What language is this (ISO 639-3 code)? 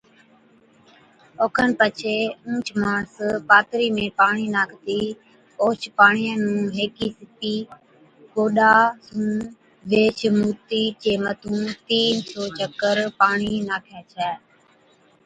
odk